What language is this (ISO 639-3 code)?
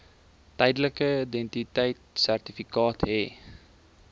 afr